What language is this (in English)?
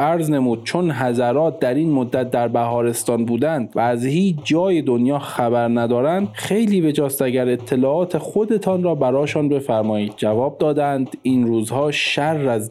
Persian